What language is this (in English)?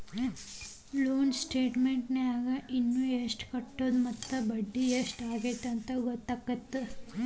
Kannada